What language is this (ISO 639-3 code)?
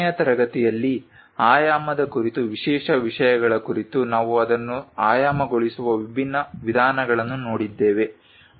kan